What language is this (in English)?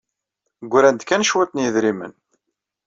Kabyle